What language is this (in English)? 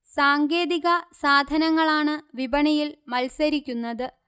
Malayalam